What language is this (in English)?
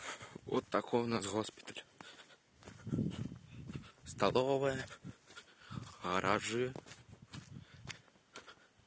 Russian